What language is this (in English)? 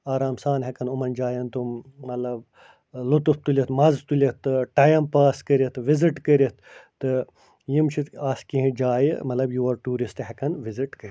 Kashmiri